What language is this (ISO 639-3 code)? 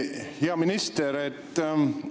est